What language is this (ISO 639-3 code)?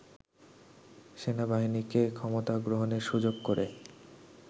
ben